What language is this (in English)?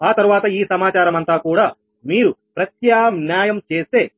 Telugu